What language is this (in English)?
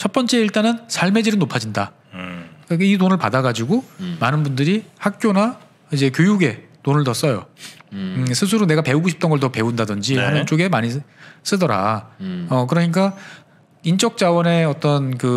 Korean